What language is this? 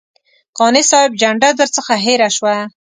Pashto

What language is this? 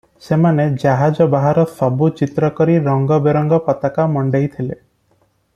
Odia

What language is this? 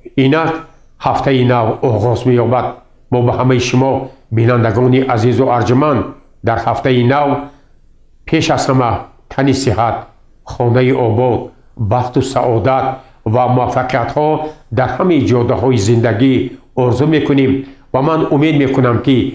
Persian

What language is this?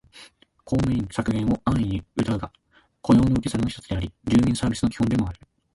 Japanese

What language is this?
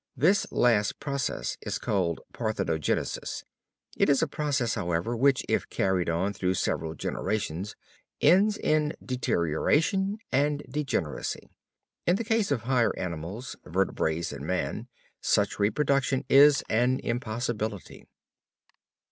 English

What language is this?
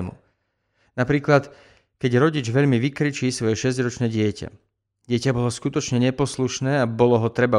Slovak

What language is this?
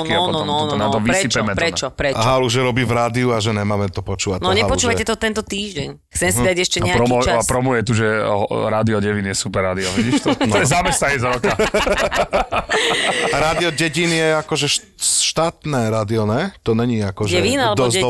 Slovak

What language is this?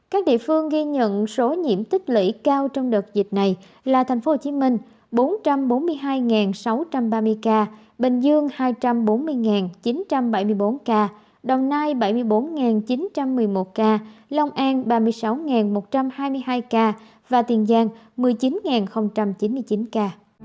Vietnamese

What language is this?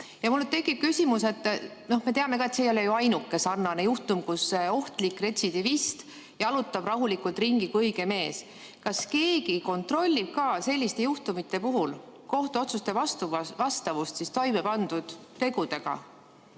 Estonian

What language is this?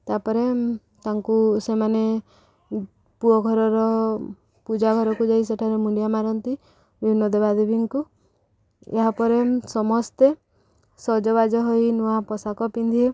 Odia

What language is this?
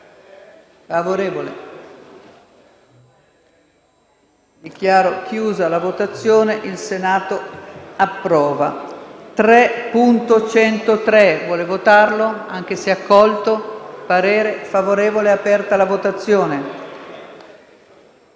Italian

